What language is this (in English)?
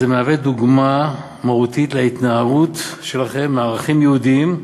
Hebrew